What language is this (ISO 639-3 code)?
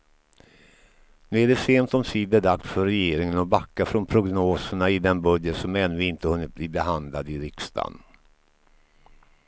swe